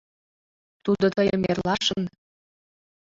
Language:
Mari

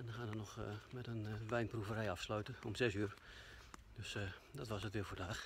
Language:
Dutch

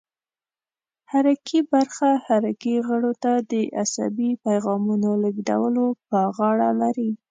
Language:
Pashto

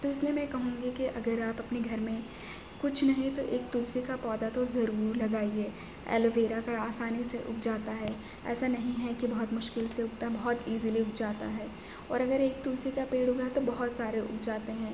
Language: Urdu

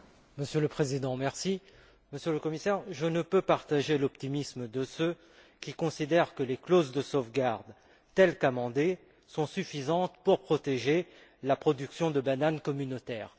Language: French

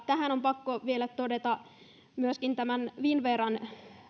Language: Finnish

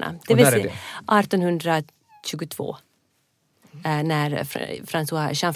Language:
Swedish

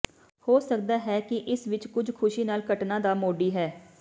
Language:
Punjabi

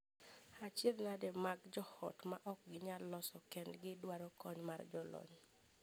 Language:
Luo (Kenya and Tanzania)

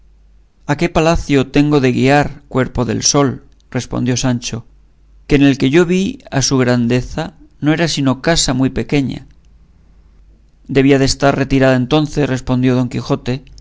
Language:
Spanish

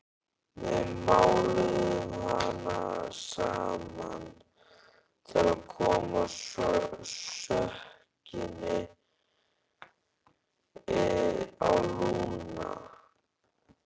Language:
Icelandic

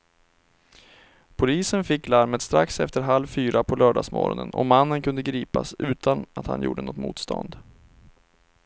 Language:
Swedish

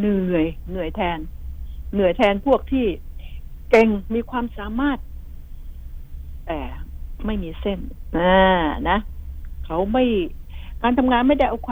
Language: Thai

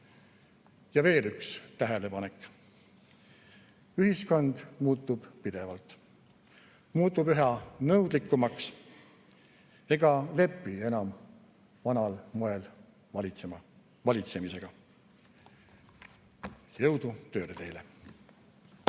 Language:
Estonian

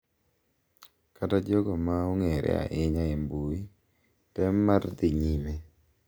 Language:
Luo (Kenya and Tanzania)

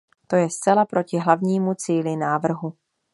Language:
Czech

